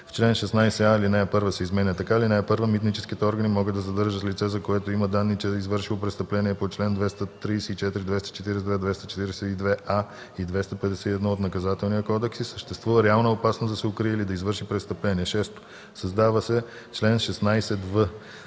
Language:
Bulgarian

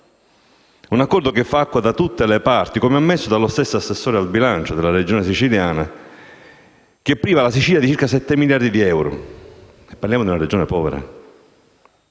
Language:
Italian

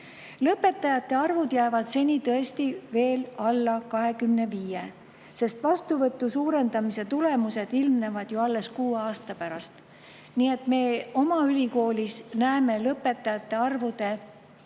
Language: Estonian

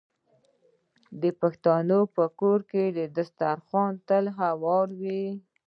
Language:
Pashto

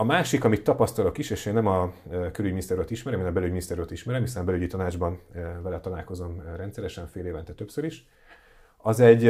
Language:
Hungarian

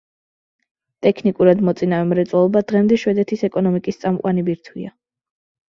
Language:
Georgian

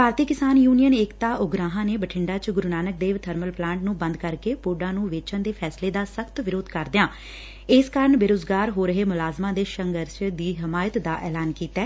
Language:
Punjabi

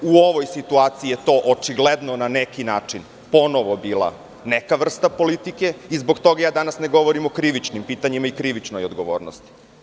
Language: Serbian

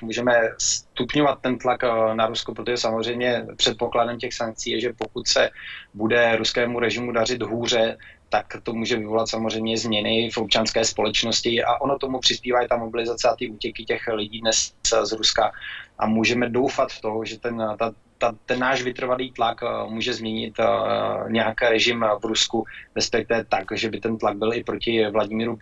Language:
Czech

